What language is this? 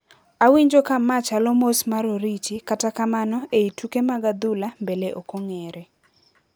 Luo (Kenya and Tanzania)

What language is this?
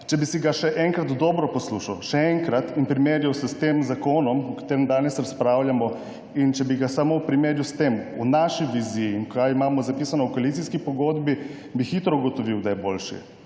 Slovenian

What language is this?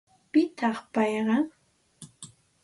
Santa Ana de Tusi Pasco Quechua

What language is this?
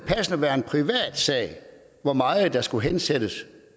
Danish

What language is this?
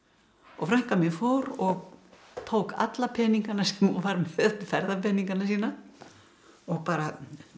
Icelandic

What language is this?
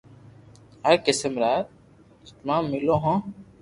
Loarki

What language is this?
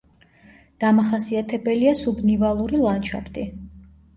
Georgian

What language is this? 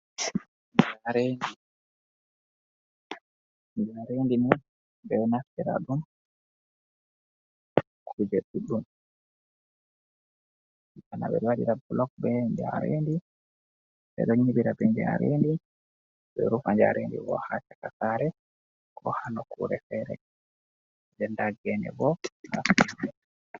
Fula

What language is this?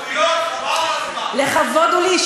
Hebrew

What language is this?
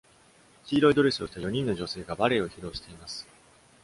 Japanese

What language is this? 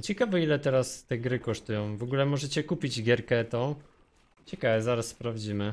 Polish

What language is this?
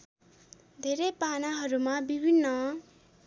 Nepali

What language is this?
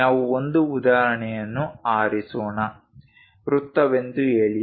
Kannada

